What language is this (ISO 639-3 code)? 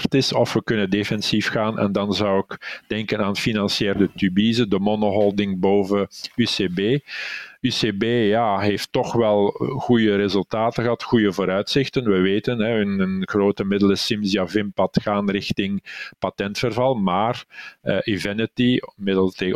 nld